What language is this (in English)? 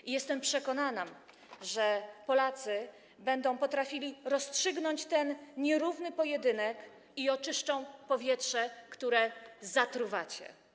Polish